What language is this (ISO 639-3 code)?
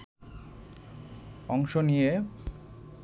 ben